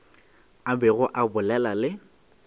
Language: Northern Sotho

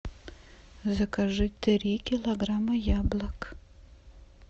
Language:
Russian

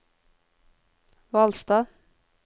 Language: Norwegian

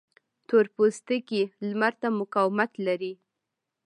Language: Pashto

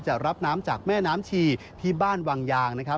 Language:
Thai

